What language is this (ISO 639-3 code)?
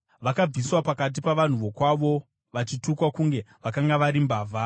sna